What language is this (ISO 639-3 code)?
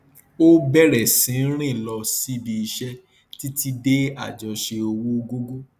yor